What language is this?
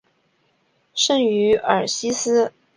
Chinese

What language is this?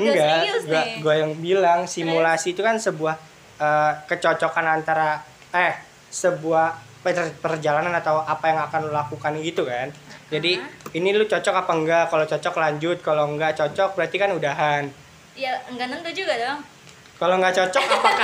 Indonesian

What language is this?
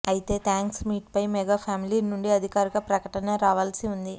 Telugu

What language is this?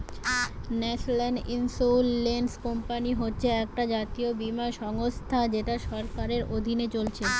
Bangla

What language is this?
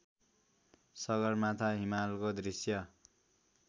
Nepali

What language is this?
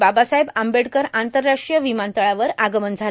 Marathi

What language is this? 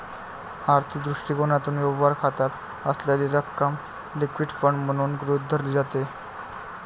Marathi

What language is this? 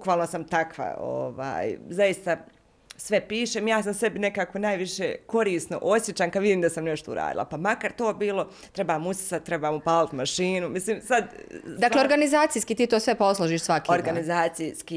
Croatian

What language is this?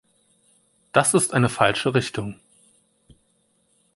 German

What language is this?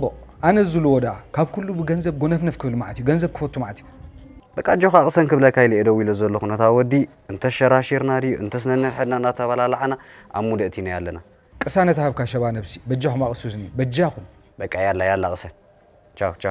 Arabic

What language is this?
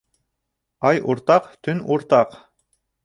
Bashkir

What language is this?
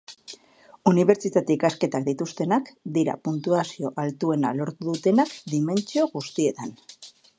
Basque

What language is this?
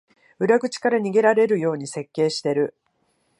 Japanese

